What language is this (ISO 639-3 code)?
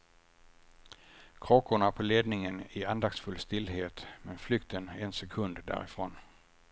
swe